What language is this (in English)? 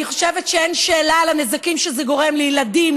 Hebrew